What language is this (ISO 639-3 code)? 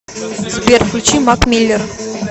rus